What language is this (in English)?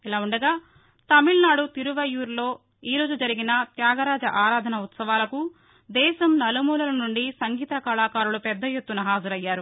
Telugu